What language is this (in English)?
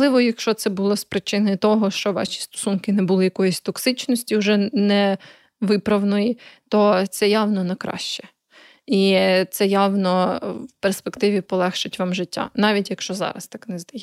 Ukrainian